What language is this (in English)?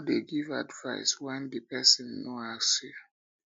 Nigerian Pidgin